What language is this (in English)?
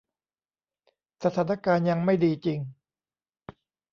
Thai